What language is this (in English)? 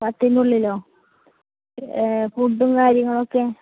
Malayalam